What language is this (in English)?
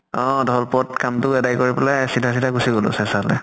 Assamese